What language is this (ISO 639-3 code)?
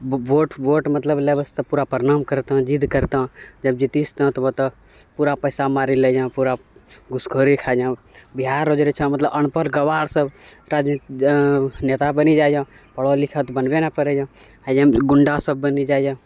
mai